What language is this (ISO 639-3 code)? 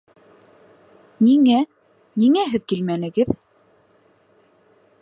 bak